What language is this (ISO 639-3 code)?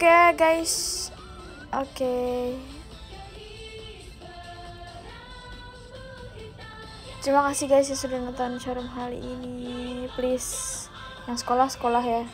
ind